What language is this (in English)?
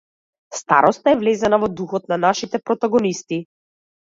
Macedonian